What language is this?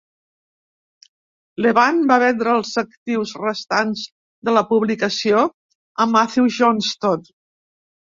Catalan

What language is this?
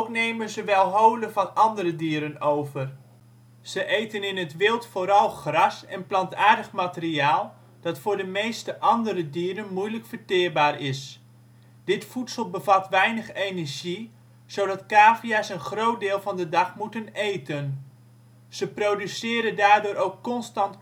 Dutch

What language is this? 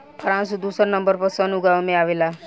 Bhojpuri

